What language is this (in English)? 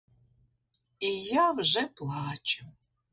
Ukrainian